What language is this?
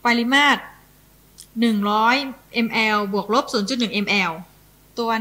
Thai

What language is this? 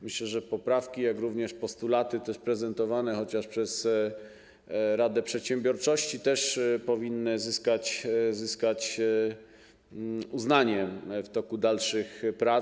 Polish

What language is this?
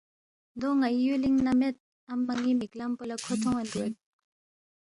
Balti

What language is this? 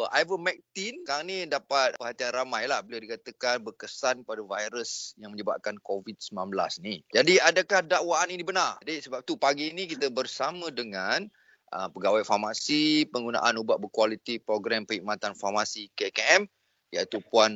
Malay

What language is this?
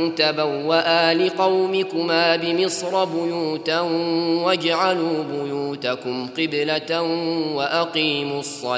Arabic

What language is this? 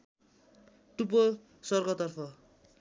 Nepali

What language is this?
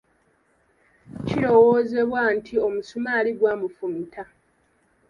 Ganda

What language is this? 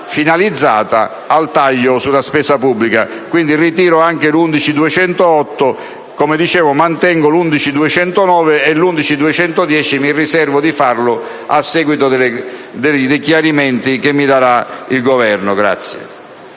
Italian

